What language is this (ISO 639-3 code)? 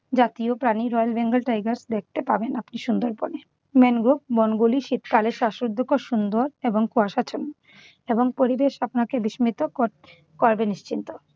ben